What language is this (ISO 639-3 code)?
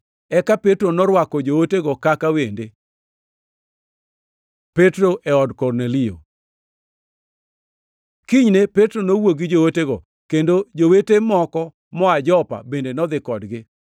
luo